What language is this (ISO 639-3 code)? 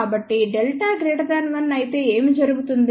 tel